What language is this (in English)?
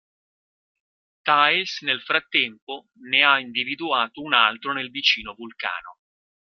Italian